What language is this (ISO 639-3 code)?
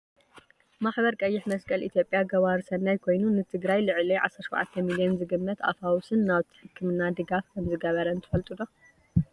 tir